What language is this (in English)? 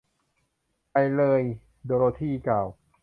Thai